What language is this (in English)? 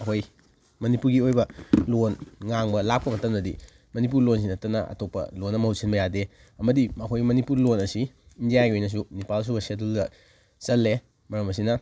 Manipuri